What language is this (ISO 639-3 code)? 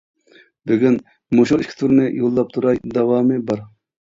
uig